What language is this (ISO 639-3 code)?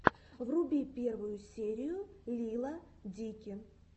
rus